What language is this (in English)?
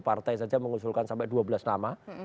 Indonesian